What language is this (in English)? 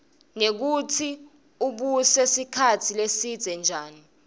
Swati